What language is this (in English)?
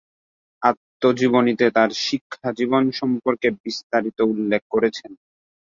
Bangla